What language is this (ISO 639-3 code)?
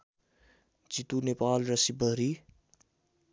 nep